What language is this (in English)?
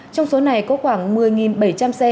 Vietnamese